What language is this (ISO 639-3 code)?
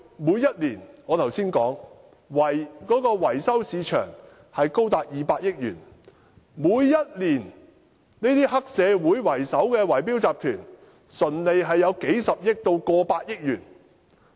yue